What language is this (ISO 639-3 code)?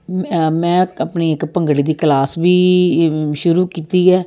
pan